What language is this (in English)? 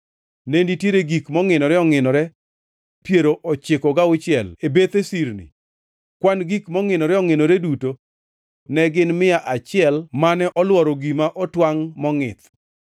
Luo (Kenya and Tanzania)